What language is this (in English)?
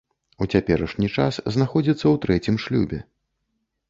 Belarusian